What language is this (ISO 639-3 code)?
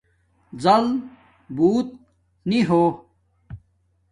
dmk